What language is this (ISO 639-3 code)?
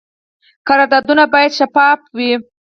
pus